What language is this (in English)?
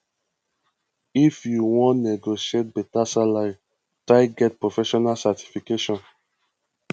Nigerian Pidgin